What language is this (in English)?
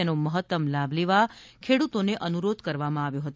Gujarati